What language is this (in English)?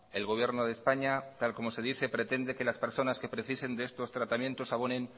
Spanish